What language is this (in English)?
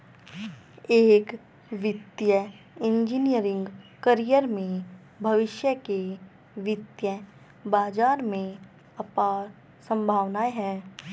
Hindi